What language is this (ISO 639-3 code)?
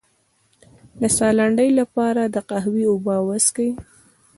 pus